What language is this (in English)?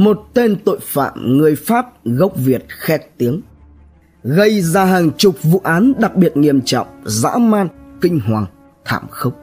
Vietnamese